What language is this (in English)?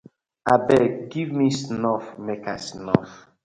Nigerian Pidgin